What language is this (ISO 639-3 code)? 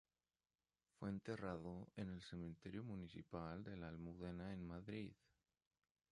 spa